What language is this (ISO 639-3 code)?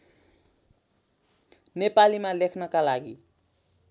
nep